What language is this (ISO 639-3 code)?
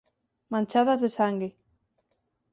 glg